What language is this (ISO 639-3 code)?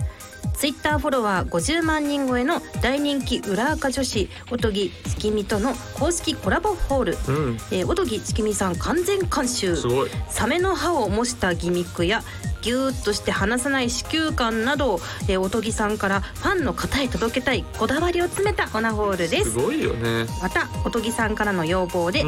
jpn